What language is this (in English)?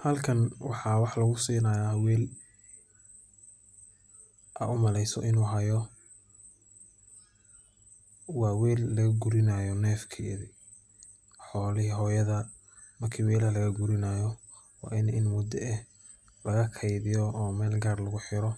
Somali